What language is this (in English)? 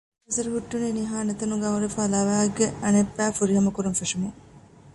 Divehi